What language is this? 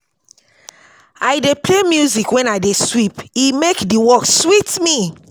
Nigerian Pidgin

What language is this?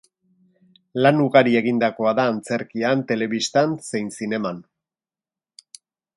Basque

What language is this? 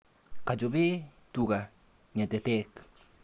Kalenjin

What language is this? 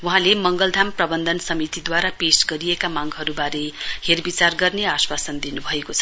Nepali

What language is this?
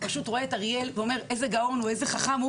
Hebrew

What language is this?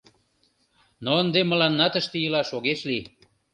Mari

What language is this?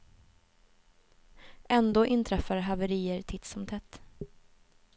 Swedish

